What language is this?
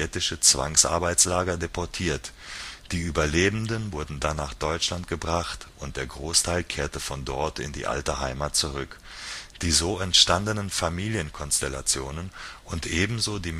German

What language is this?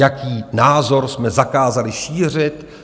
Czech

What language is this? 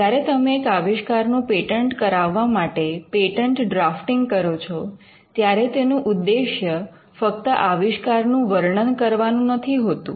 Gujarati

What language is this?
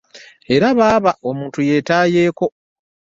Ganda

